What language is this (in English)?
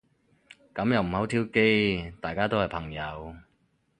Cantonese